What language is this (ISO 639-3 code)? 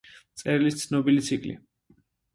kat